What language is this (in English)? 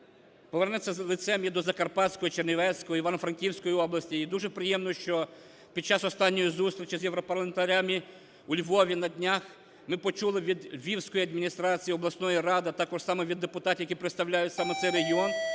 Ukrainian